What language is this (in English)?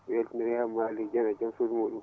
Fula